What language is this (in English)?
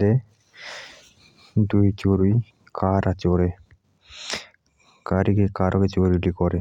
Jaunsari